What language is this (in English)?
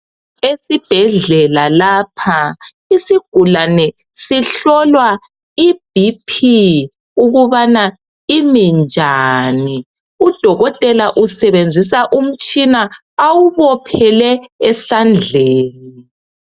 North Ndebele